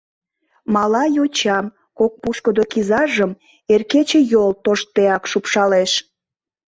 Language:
Mari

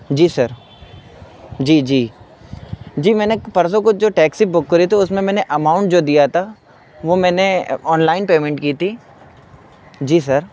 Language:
Urdu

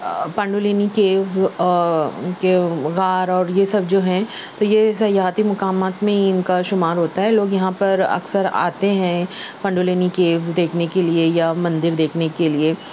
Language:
Urdu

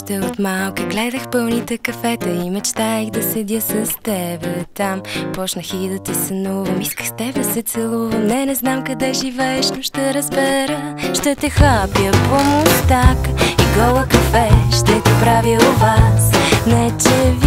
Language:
Bulgarian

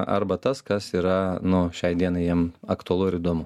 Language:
Lithuanian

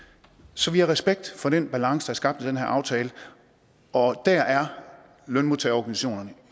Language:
Danish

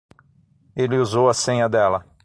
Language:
Portuguese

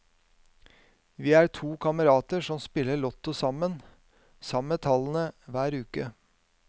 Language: Norwegian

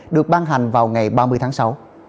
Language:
Vietnamese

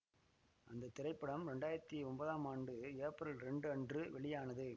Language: Tamil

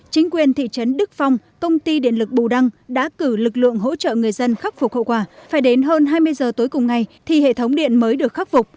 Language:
Vietnamese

